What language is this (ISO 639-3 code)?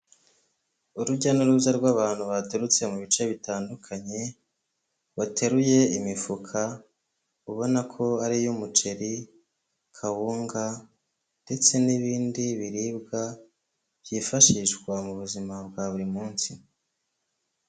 kin